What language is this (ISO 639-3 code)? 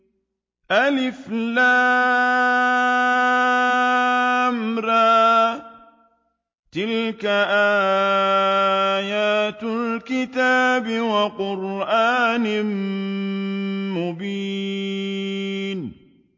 ara